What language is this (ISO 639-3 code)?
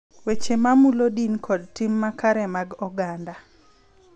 luo